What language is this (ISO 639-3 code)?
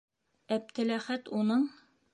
bak